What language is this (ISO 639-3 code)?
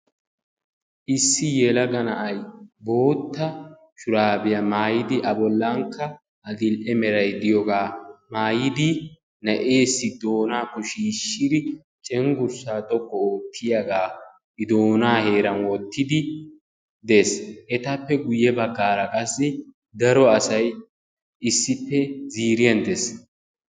wal